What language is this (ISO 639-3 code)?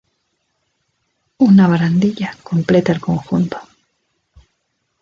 spa